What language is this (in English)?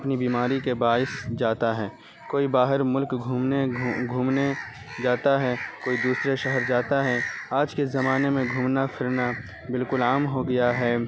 Urdu